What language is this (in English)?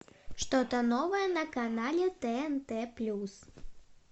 Russian